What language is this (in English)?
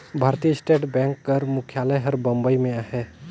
Chhattisgarhi